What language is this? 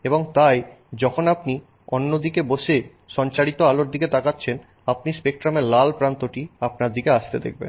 Bangla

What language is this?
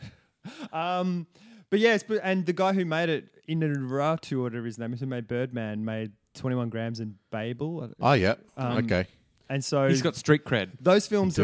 English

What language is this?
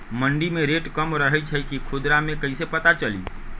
Magahi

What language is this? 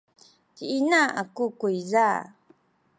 Sakizaya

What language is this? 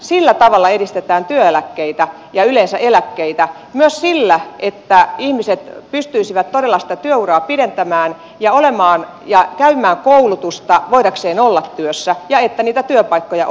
Finnish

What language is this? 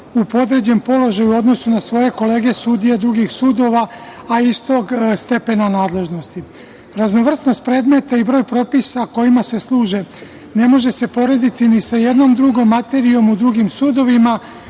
Serbian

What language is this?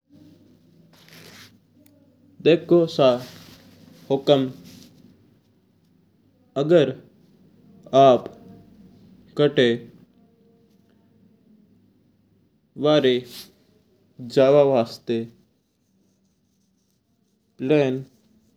Mewari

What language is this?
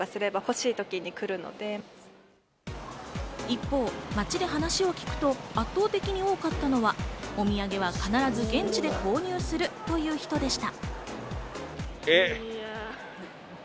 Japanese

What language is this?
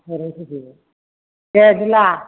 Bodo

